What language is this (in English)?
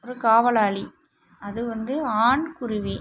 Tamil